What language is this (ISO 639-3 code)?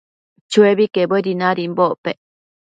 mcf